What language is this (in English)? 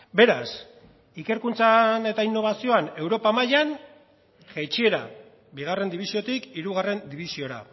Basque